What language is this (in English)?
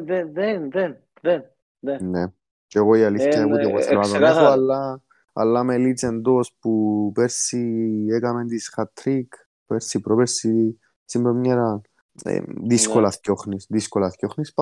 Greek